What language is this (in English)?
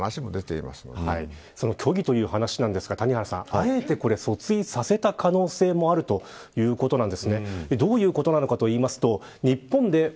Japanese